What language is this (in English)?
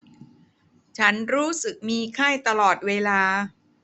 Thai